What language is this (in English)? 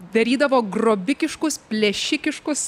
Lithuanian